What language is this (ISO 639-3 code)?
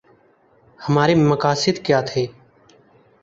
urd